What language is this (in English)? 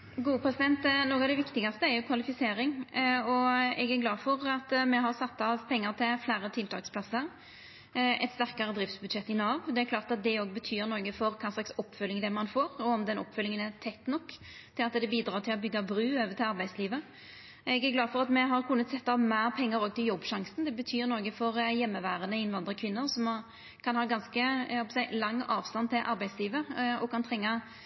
Norwegian Nynorsk